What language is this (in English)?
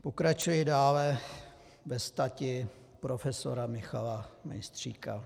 Czech